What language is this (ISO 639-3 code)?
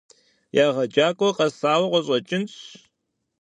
kbd